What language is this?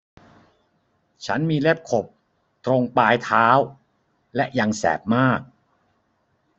Thai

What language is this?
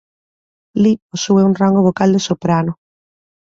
Galician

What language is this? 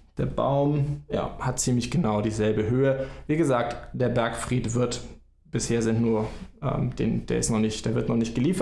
German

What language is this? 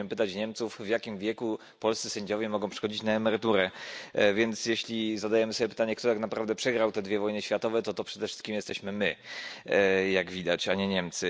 Polish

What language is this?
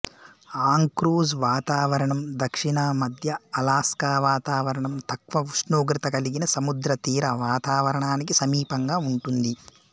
Telugu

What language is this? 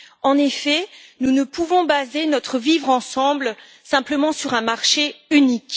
French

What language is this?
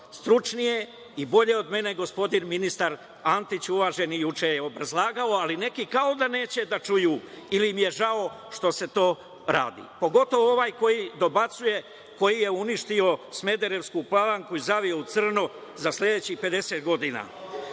Serbian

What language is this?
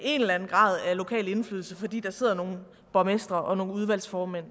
Danish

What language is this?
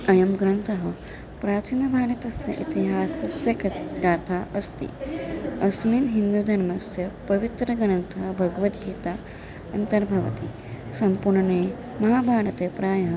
Sanskrit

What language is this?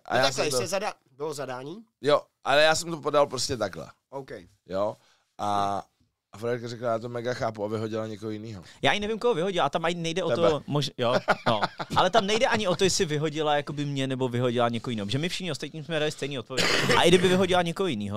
Czech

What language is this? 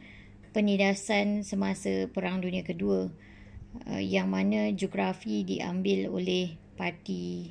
Malay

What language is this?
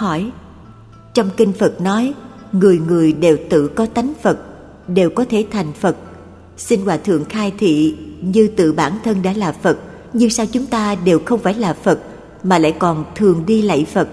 Vietnamese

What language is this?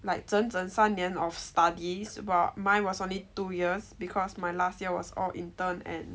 English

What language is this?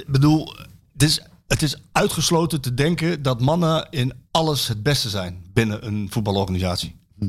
Dutch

